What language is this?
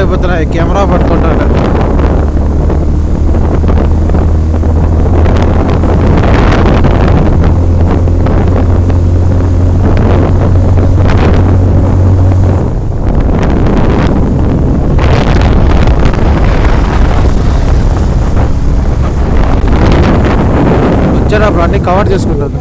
Telugu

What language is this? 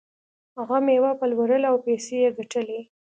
Pashto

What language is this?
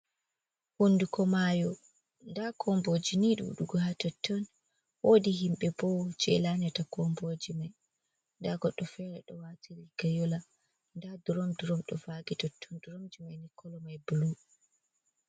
Fula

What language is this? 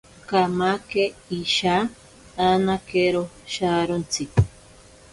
Ashéninka Perené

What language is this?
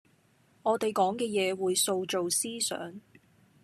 Cantonese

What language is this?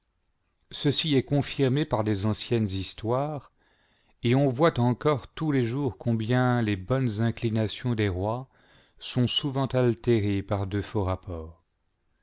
French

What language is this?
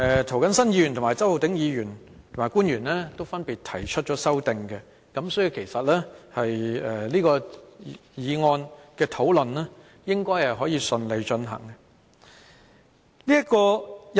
Cantonese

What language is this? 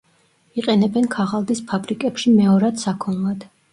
Georgian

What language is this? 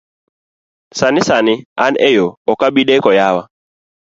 Luo (Kenya and Tanzania)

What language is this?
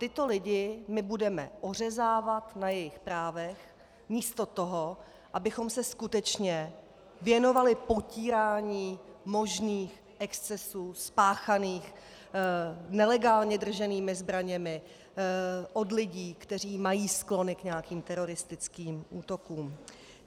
Czech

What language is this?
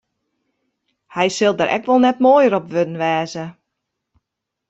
Western Frisian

